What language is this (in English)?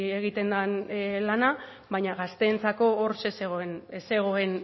Basque